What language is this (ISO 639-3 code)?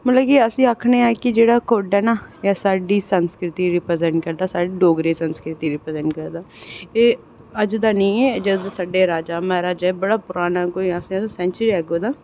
doi